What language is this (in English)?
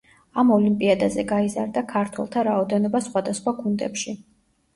Georgian